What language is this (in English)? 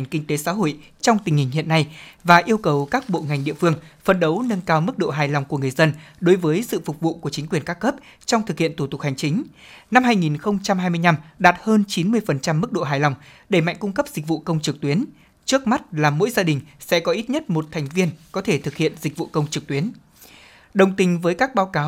Vietnamese